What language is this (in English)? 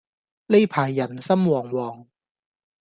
Cantonese